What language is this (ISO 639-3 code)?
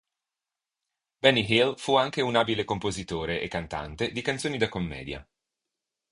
ita